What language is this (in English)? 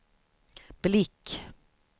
Swedish